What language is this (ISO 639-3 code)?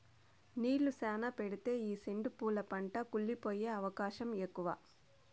tel